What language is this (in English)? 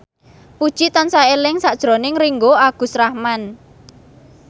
Javanese